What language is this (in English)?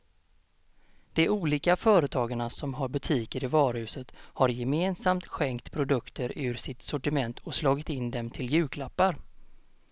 Swedish